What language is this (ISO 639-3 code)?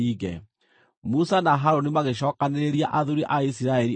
kik